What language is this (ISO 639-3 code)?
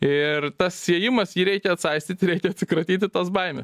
lit